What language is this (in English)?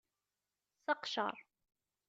Kabyle